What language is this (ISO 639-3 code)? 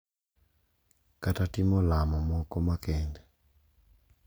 luo